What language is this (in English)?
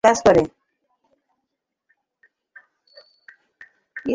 Bangla